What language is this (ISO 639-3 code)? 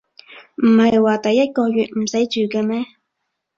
yue